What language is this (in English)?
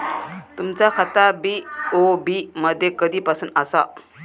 Marathi